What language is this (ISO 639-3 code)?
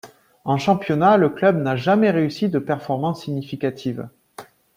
fra